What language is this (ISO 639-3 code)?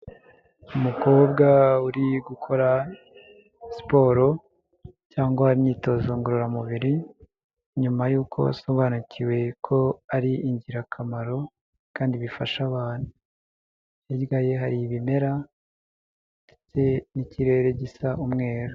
kin